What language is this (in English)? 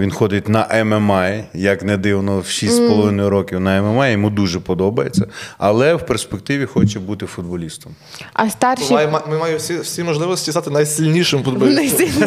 Ukrainian